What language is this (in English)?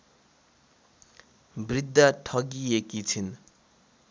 Nepali